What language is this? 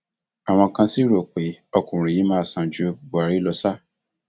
Yoruba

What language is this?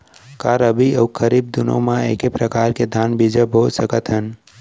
Chhattisgarhi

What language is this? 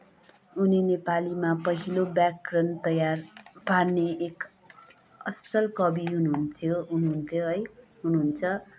Nepali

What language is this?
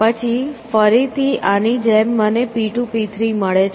Gujarati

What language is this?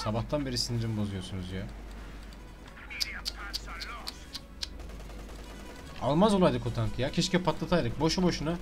Turkish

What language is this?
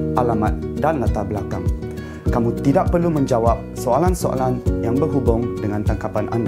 Malay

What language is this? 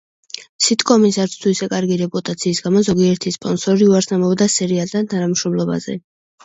Georgian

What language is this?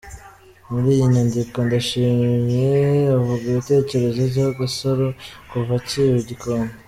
Kinyarwanda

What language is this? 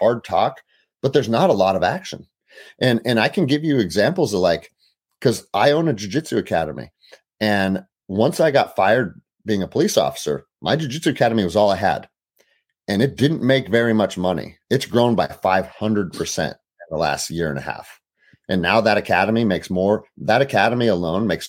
English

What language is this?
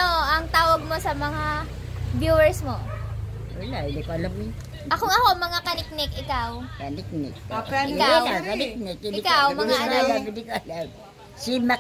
Filipino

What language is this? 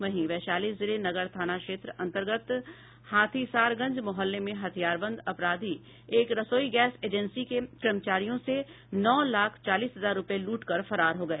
Hindi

